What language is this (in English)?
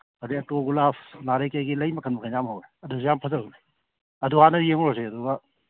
Manipuri